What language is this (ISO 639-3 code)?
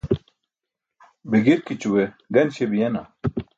bsk